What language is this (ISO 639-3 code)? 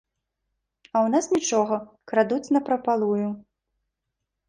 bel